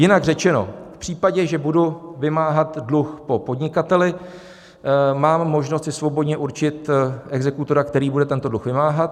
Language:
Czech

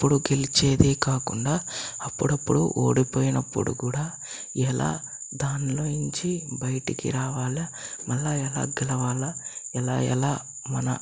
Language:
Telugu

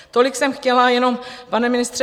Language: Czech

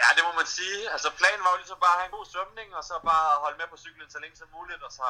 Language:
Danish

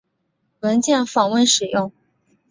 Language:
Chinese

